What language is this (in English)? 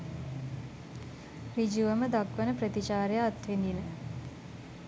Sinhala